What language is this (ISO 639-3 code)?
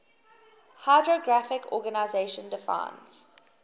eng